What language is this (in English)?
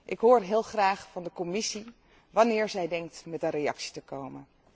Dutch